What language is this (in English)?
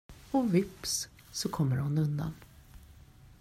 Swedish